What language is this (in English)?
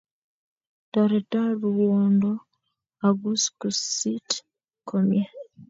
Kalenjin